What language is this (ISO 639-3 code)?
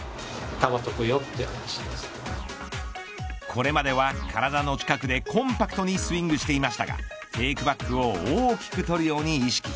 jpn